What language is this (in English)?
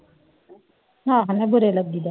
Punjabi